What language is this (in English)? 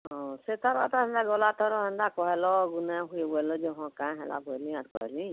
Odia